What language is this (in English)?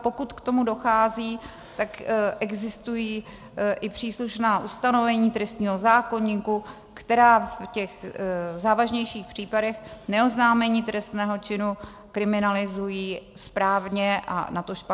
Czech